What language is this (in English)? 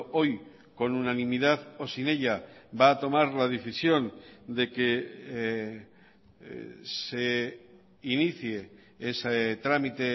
Spanish